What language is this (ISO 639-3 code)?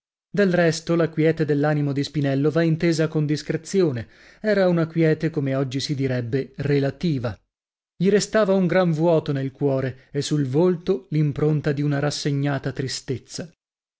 ita